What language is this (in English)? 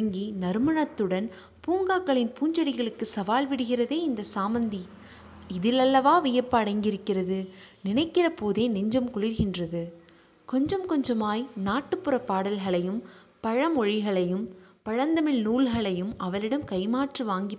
Tamil